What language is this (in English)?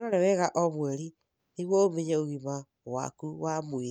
Kikuyu